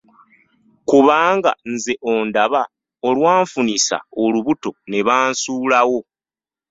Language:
Ganda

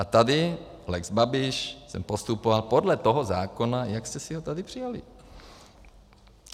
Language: Czech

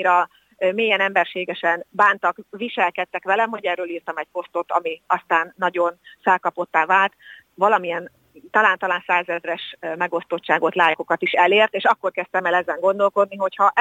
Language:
Hungarian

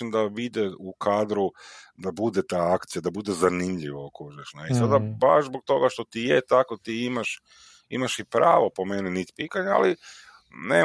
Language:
Croatian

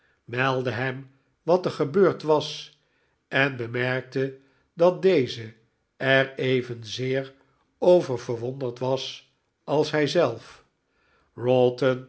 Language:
Dutch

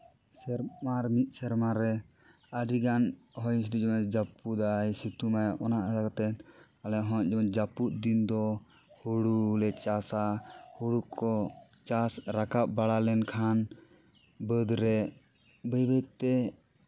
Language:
Santali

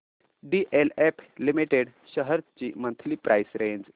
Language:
Marathi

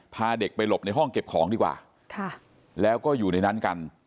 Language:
Thai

